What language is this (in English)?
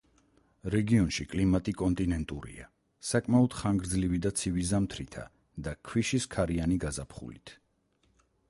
Georgian